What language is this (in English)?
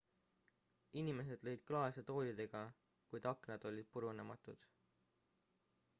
Estonian